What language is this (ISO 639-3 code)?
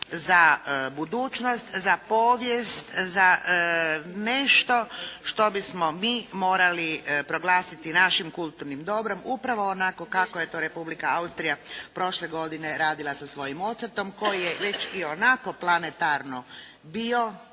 hrv